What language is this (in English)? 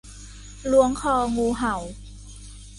Thai